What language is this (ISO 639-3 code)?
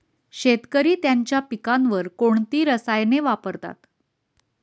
mar